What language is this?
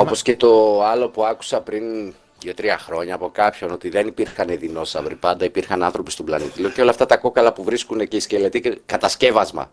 Greek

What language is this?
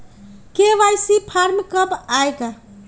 Magahi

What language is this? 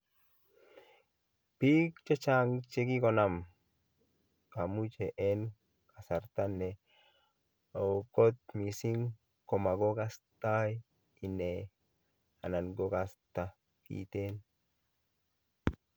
Kalenjin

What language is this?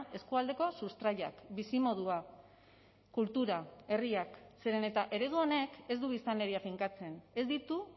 Basque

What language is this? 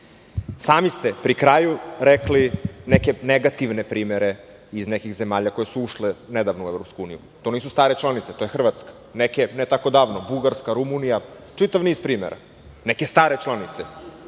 Serbian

